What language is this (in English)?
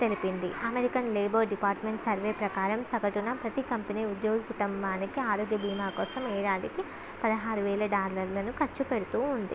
Telugu